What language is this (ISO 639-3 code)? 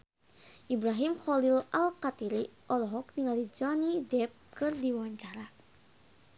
sun